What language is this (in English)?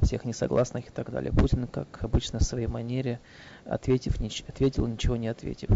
Russian